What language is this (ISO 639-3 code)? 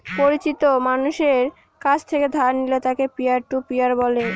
ben